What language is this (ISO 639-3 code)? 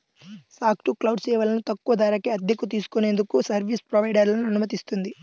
tel